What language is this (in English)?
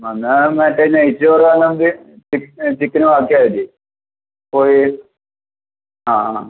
Malayalam